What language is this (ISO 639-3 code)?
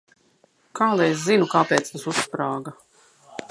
lav